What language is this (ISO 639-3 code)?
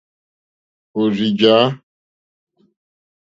bri